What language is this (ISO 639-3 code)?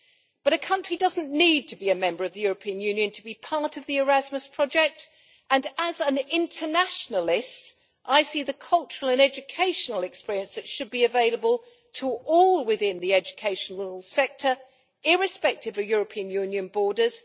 eng